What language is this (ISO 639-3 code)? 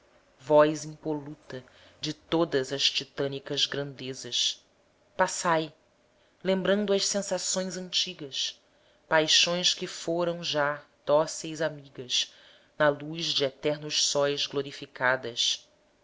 por